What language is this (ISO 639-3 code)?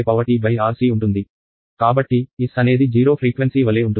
tel